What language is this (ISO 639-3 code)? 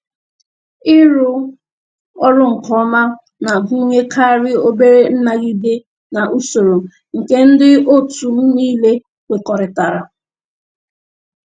ibo